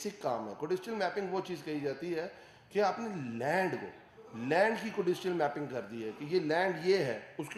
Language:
Hindi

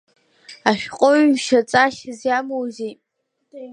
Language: Abkhazian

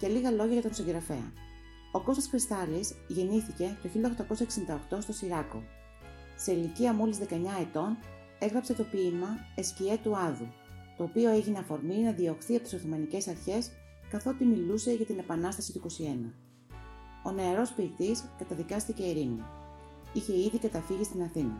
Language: Greek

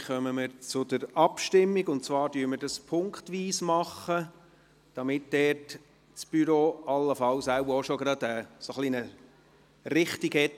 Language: Swiss German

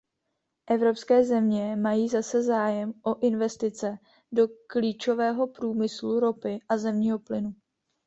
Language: Czech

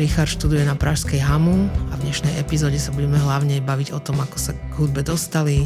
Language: Slovak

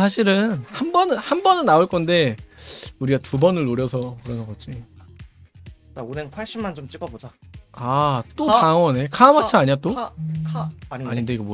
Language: Korean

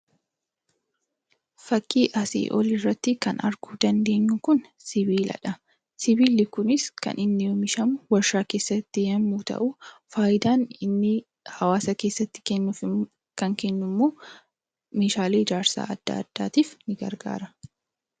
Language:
Oromo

